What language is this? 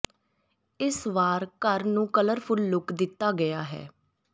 Punjabi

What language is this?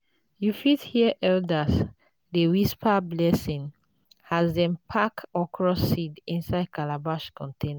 Nigerian Pidgin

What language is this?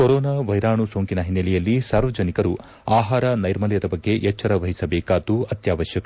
Kannada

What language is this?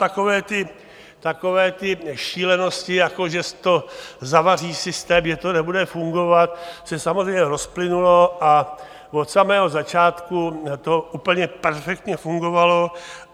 Czech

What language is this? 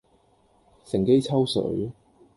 Cantonese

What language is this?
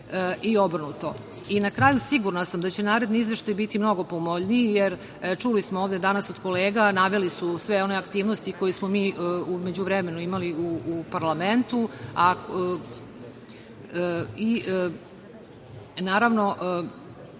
Serbian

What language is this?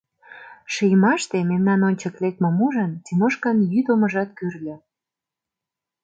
Mari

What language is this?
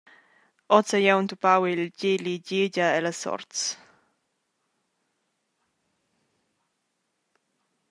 Romansh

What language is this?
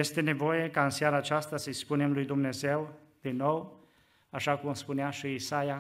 Romanian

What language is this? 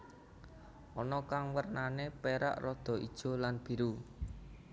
Javanese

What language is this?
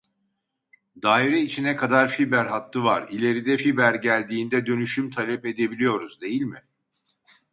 Turkish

